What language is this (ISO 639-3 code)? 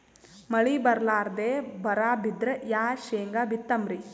kan